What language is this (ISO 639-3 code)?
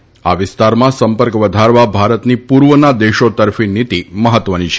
guj